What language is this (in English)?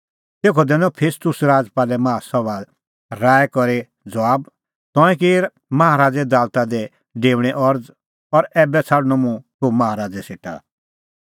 Kullu Pahari